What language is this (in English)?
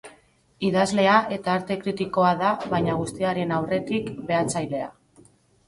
Basque